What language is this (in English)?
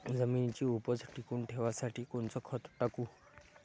Marathi